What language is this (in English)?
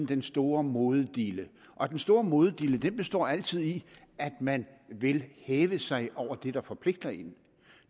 Danish